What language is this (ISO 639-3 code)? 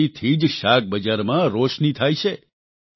guj